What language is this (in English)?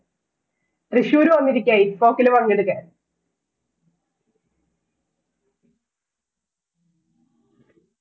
Malayalam